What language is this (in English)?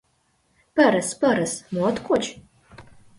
Mari